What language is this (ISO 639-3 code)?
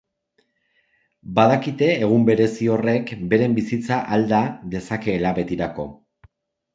eus